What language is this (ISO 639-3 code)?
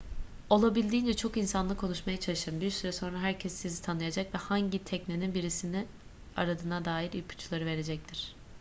tur